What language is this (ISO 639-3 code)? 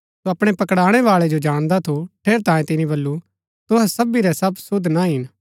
gbk